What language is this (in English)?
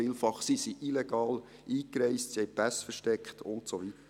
Swiss German